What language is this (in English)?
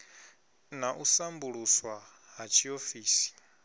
Venda